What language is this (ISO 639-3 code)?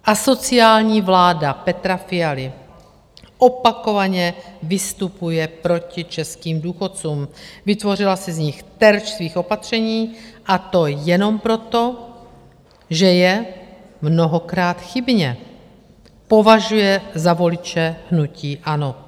ces